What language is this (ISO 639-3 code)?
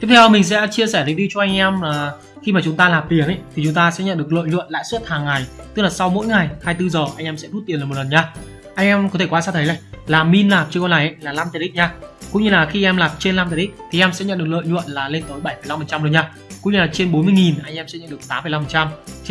vie